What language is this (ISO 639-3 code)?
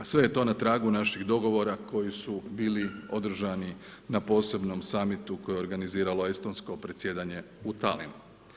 hrv